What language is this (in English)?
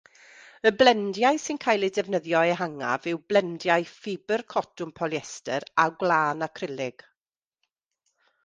Welsh